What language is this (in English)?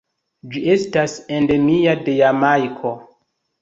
Esperanto